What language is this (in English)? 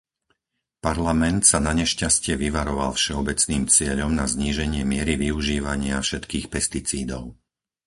Slovak